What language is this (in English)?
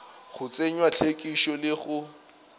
Northern Sotho